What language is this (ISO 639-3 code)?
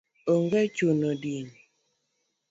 luo